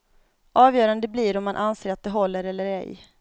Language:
Swedish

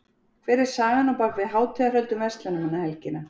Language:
Icelandic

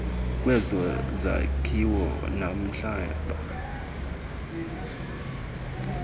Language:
Xhosa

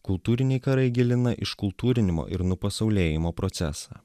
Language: Lithuanian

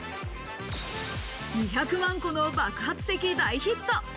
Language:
Japanese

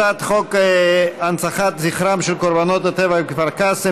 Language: Hebrew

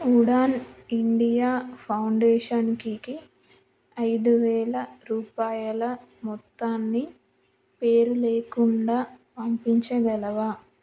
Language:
Telugu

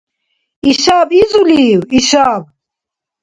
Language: Dargwa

